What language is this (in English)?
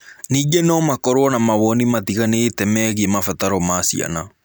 Kikuyu